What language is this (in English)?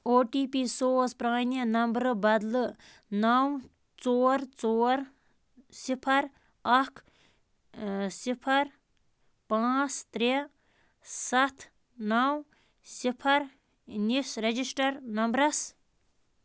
Kashmiri